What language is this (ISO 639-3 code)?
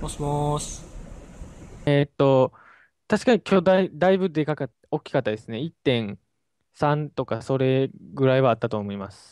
jpn